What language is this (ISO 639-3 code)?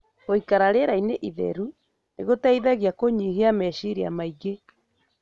kik